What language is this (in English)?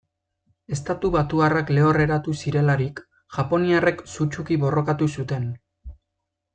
Basque